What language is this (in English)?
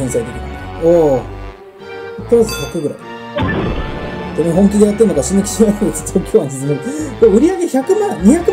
Japanese